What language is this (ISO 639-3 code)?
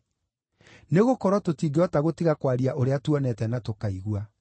kik